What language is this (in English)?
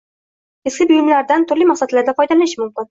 Uzbek